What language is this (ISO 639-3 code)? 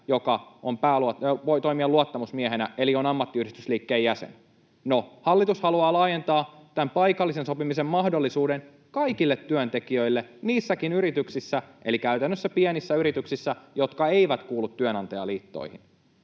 fin